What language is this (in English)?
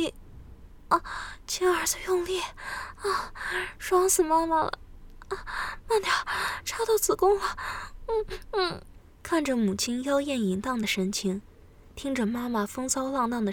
Chinese